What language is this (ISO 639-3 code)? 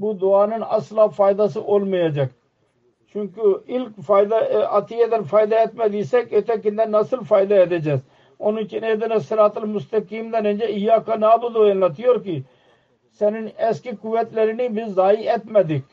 tur